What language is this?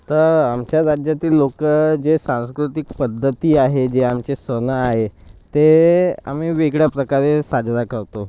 Marathi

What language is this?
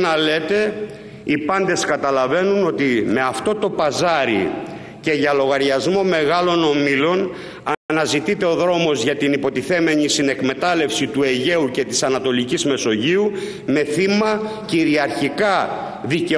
Greek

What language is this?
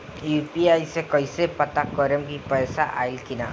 Bhojpuri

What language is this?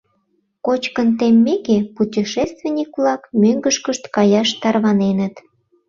Mari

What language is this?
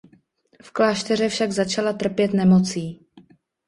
Czech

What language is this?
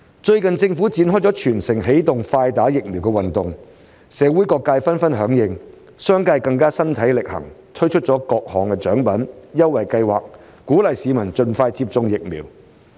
Cantonese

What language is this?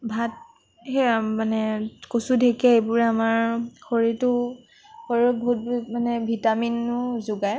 Assamese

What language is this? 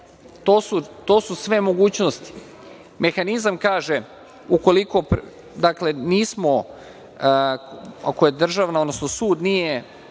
Serbian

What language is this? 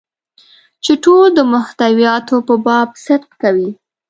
Pashto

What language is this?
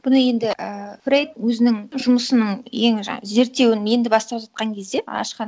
Kazakh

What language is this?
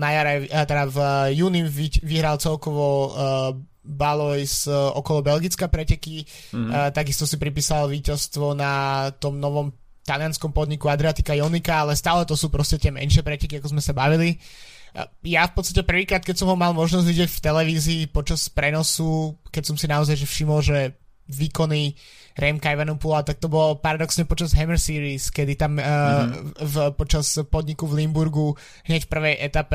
Slovak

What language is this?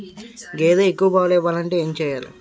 Telugu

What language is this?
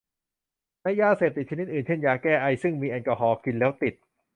Thai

